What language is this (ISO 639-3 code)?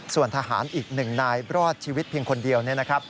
tha